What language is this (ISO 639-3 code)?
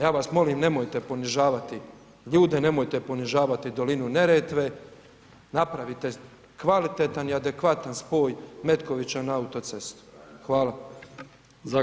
hrv